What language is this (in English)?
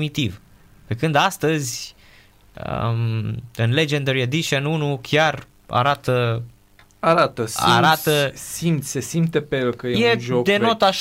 Romanian